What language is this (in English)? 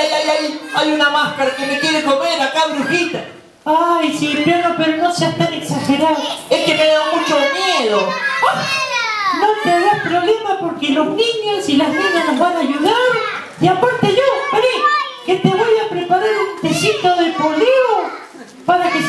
Spanish